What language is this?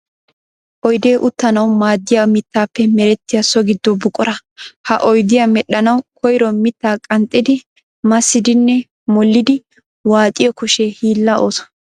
Wolaytta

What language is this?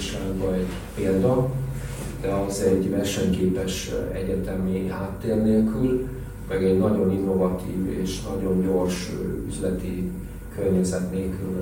Hungarian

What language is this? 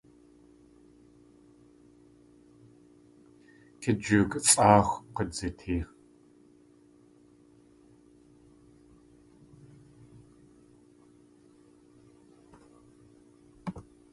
Tlingit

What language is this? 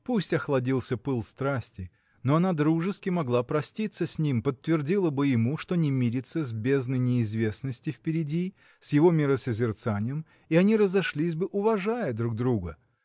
Russian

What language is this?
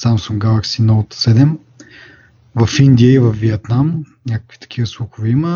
Bulgarian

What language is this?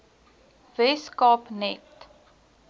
Afrikaans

